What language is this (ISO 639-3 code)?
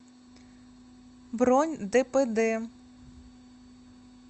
rus